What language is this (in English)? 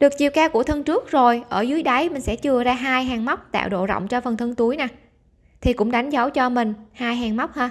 Vietnamese